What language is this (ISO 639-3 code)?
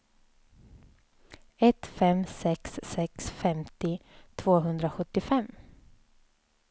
swe